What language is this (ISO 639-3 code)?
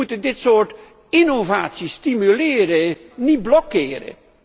nld